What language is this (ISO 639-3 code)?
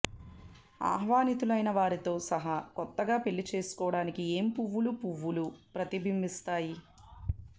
tel